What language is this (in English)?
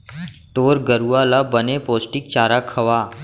Chhattisgarhi